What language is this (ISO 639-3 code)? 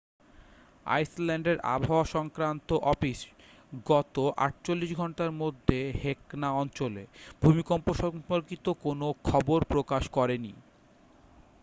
ben